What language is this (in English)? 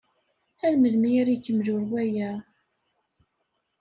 Kabyle